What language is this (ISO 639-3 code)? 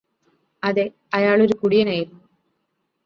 mal